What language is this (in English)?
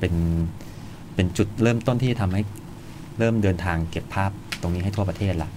Thai